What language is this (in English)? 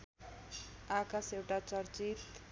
Nepali